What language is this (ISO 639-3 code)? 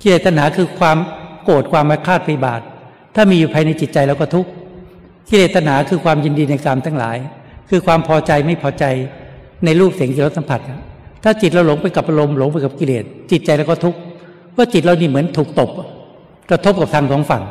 tha